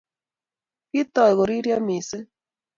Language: Kalenjin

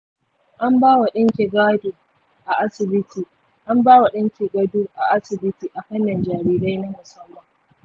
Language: Hausa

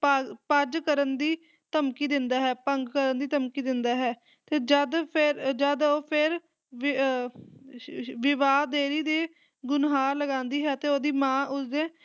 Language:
Punjabi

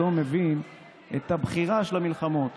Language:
Hebrew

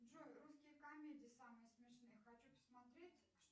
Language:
Russian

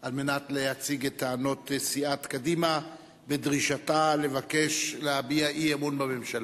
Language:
Hebrew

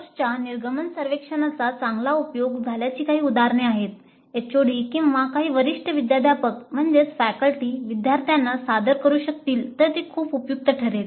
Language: Marathi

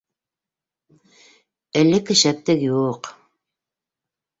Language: Bashkir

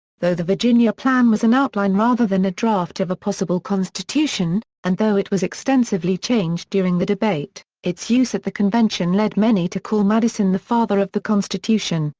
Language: English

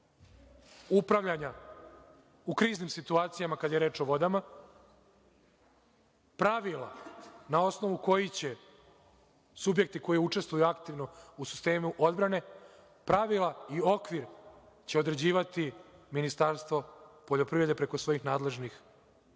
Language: Serbian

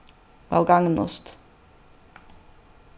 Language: Faroese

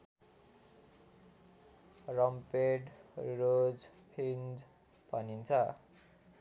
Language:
Nepali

